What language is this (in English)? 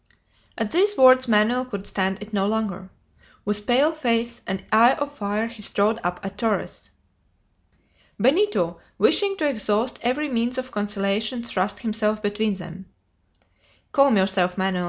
English